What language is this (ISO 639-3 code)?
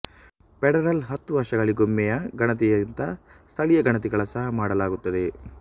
kan